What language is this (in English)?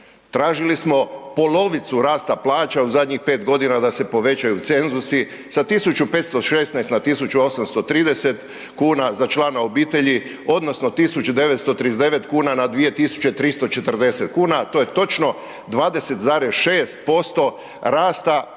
Croatian